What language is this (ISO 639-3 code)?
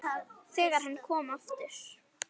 isl